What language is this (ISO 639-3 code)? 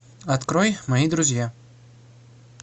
rus